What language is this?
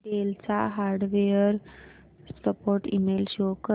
Marathi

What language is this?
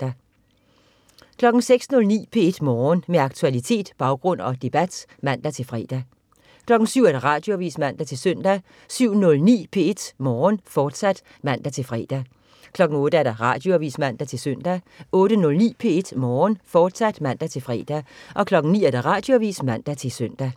Danish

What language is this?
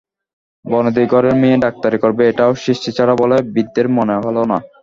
Bangla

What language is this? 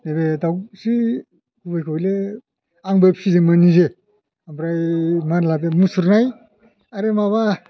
Bodo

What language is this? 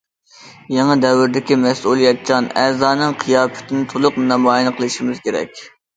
Uyghur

